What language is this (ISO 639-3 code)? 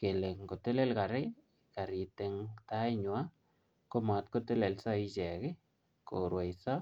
kln